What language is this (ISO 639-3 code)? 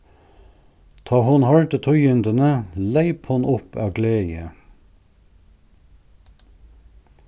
fao